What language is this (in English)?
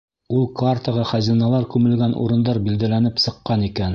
Bashkir